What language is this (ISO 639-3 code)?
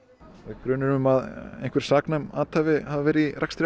isl